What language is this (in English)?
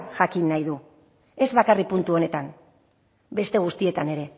Basque